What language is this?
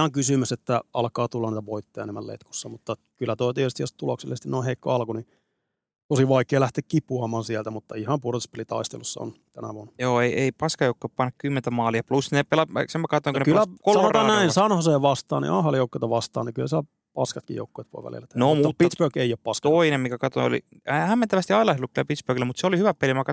Finnish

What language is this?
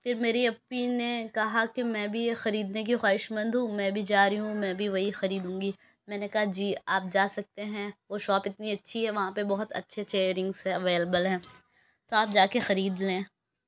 Urdu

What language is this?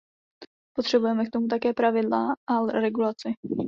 Czech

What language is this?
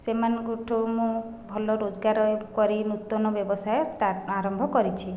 Odia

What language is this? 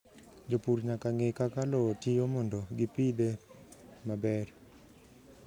Luo (Kenya and Tanzania)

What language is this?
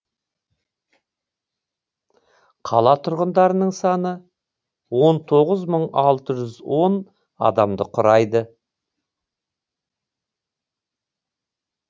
Kazakh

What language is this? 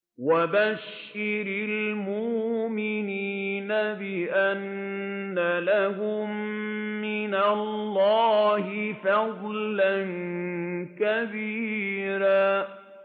Arabic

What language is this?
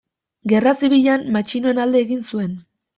Basque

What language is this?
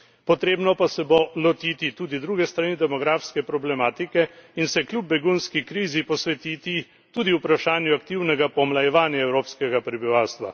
Slovenian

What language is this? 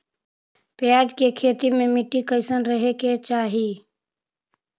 Magahi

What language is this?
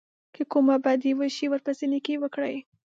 Pashto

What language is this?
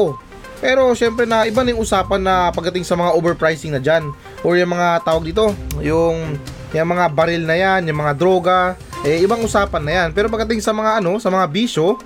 Filipino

